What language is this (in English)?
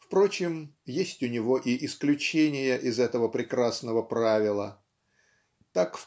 Russian